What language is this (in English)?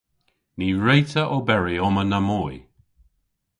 Cornish